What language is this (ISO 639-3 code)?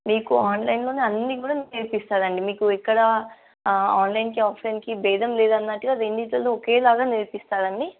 tel